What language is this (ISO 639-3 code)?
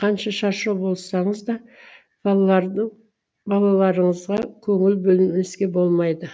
kaz